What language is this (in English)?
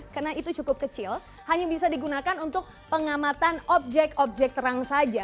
Indonesian